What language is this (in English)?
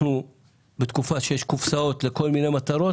Hebrew